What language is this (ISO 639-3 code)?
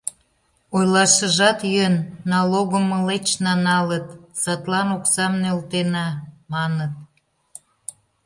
chm